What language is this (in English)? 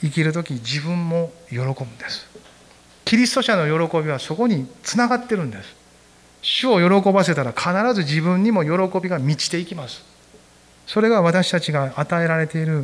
Japanese